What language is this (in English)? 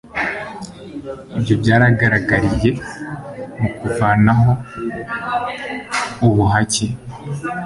Kinyarwanda